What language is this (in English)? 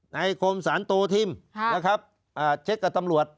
Thai